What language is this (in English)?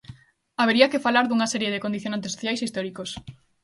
Galician